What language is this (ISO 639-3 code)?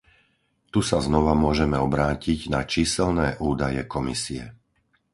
slk